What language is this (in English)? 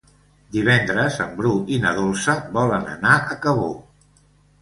Catalan